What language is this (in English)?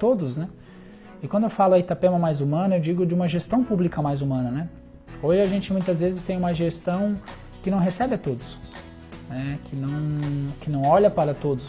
Portuguese